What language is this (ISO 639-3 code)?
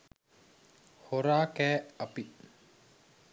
sin